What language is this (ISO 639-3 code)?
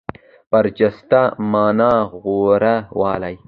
pus